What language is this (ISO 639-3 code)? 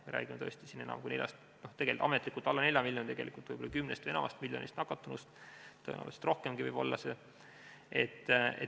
est